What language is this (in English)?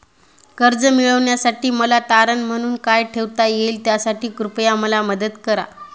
Marathi